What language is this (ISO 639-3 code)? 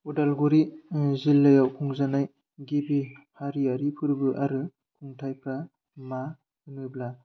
brx